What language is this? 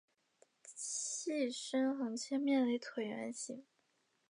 Chinese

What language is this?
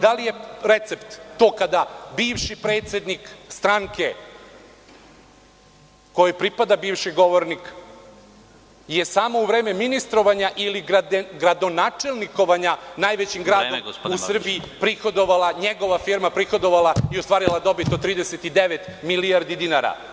Serbian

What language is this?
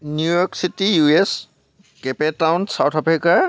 Assamese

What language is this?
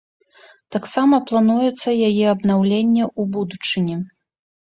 Belarusian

